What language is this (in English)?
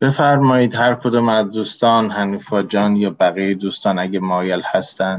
Persian